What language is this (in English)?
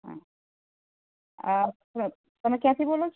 Gujarati